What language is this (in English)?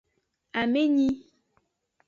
Aja (Benin)